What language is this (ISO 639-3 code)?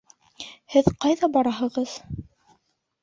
bak